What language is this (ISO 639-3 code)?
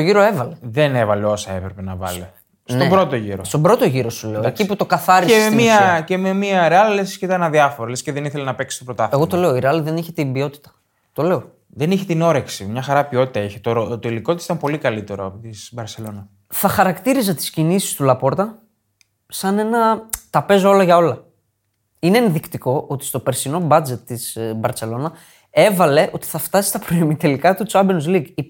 ell